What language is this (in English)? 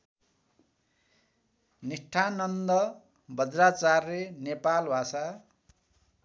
Nepali